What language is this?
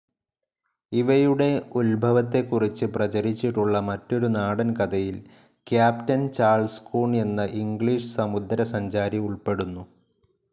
Malayalam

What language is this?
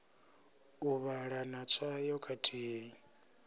Venda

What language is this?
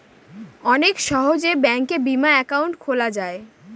Bangla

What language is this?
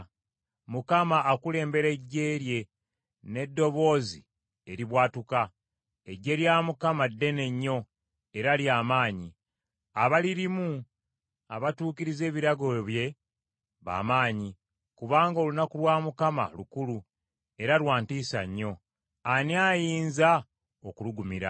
Ganda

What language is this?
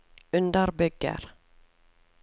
Norwegian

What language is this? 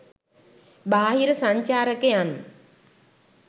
Sinhala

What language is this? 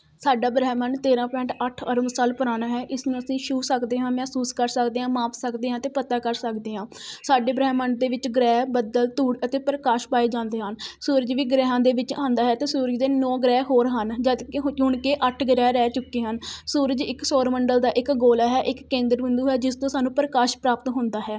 Punjabi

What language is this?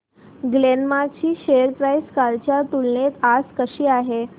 Marathi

